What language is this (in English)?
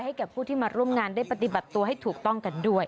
Thai